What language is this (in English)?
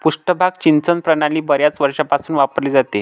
Marathi